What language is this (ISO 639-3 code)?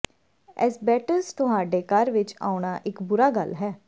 pan